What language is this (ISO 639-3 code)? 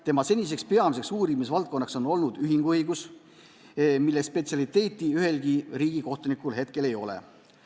est